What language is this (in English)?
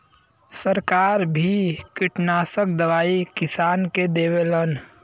Bhojpuri